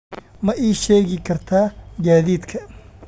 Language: Somali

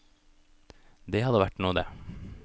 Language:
Norwegian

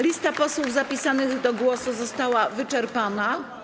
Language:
Polish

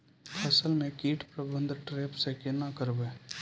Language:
Maithili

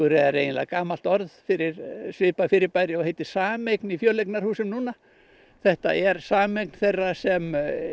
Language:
Icelandic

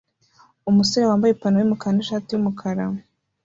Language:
Kinyarwanda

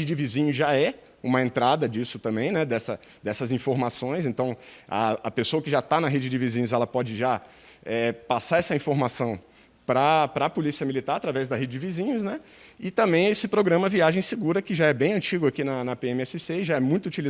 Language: Portuguese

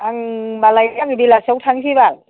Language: Bodo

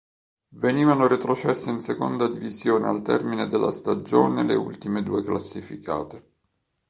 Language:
Italian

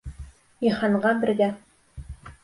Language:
Bashkir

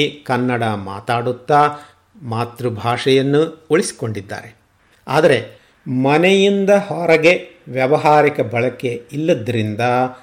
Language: Kannada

